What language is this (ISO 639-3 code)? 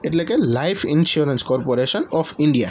guj